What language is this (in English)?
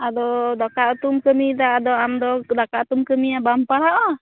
Santali